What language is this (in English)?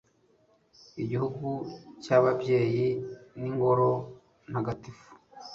Kinyarwanda